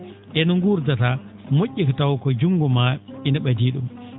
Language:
Fula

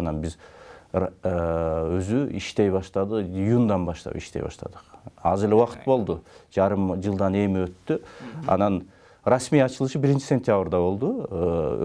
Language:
Turkish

